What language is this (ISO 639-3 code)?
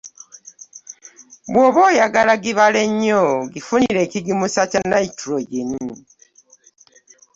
lug